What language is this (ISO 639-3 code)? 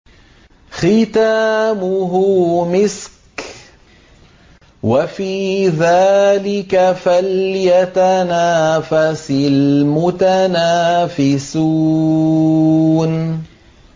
ara